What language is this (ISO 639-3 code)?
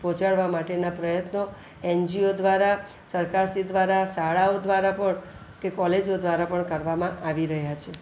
guj